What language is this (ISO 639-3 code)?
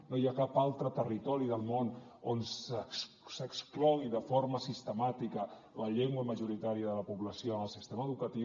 cat